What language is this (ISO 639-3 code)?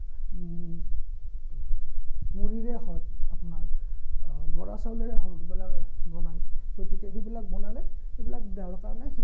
asm